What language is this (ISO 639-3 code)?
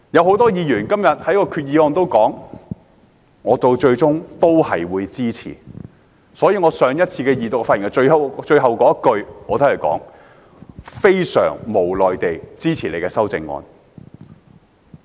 yue